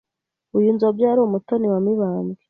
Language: Kinyarwanda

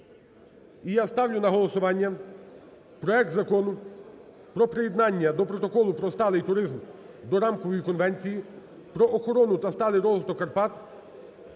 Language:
Ukrainian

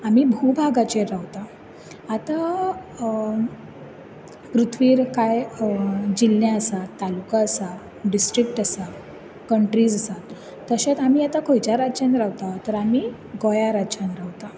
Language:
Konkani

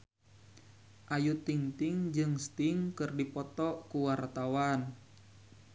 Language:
Sundanese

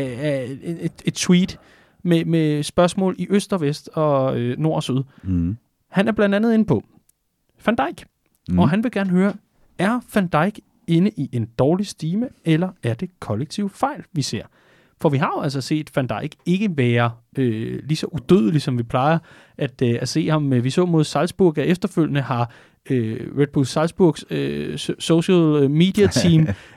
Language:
Danish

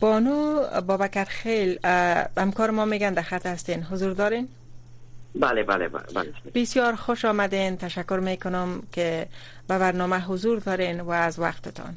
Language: Persian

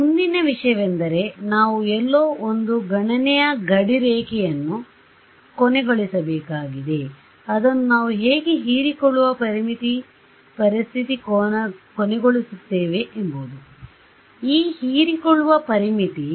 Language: Kannada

